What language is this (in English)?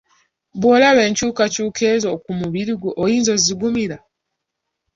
Ganda